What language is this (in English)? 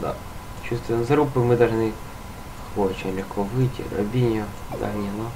Russian